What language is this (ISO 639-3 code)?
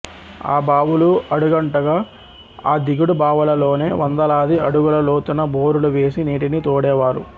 tel